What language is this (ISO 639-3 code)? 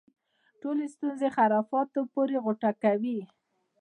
pus